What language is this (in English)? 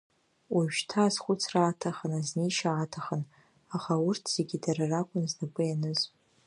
Abkhazian